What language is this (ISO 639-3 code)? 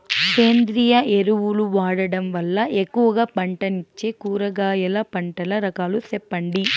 tel